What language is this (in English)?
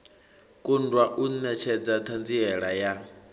Venda